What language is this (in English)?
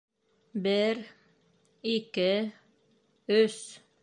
Bashkir